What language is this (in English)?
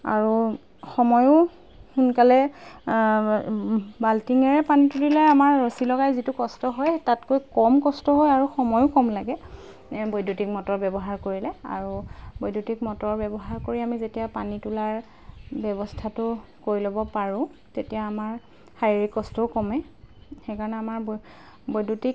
Assamese